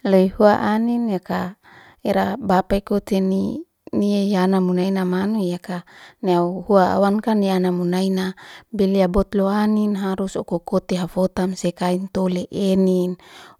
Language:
Liana-Seti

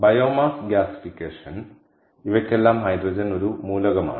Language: Malayalam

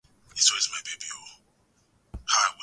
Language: Swahili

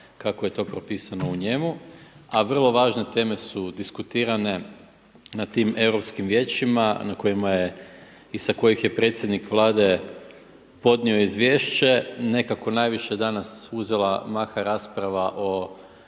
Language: Croatian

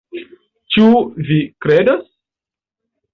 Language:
Esperanto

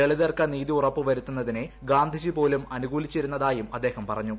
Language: Malayalam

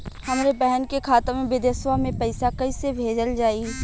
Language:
Bhojpuri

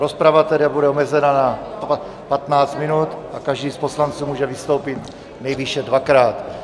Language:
Czech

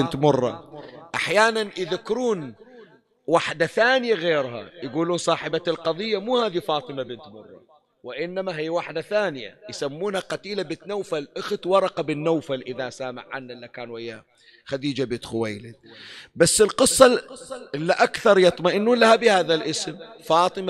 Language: Arabic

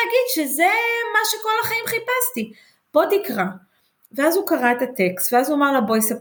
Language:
Hebrew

